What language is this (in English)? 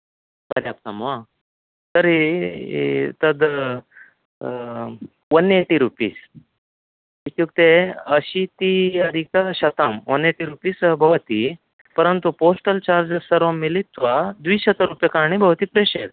Sanskrit